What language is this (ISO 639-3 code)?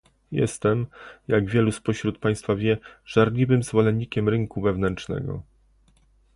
pol